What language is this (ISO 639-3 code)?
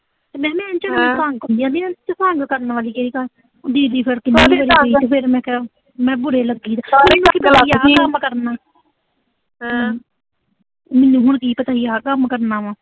pan